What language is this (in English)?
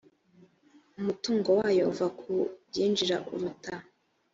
Kinyarwanda